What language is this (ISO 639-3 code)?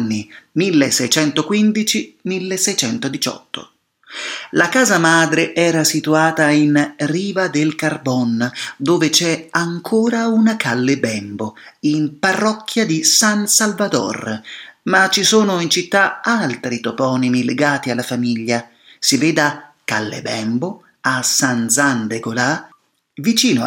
ita